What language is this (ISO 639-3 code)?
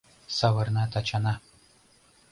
chm